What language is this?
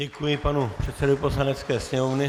Czech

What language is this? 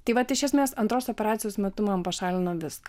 Lithuanian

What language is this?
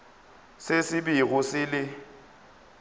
Northern Sotho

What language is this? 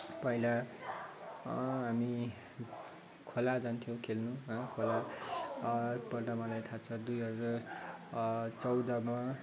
Nepali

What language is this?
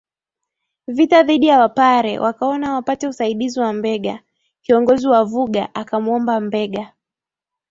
Swahili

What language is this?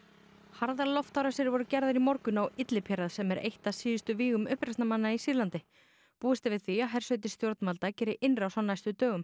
Icelandic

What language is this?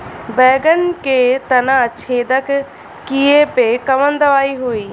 Bhojpuri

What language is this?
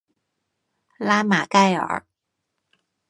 Chinese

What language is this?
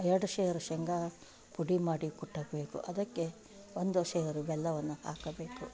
Kannada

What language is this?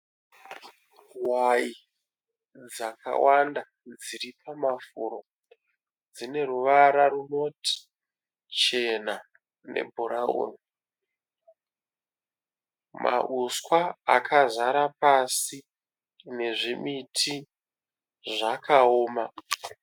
Shona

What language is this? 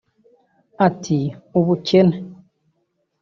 Kinyarwanda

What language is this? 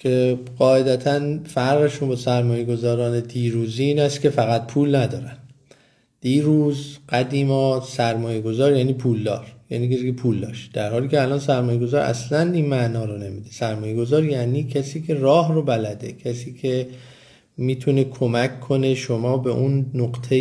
Persian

